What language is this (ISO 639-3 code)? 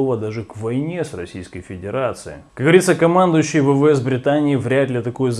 rus